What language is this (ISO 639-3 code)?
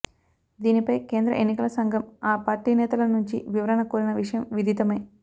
tel